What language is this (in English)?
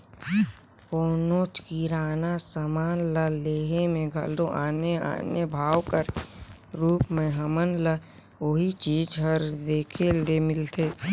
Chhattisgarhi